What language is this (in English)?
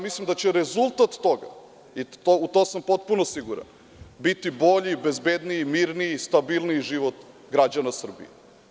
Serbian